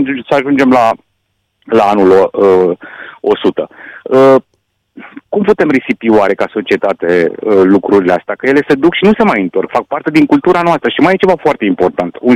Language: Romanian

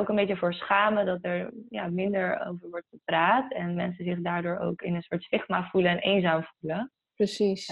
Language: Dutch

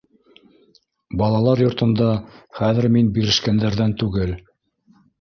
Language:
Bashkir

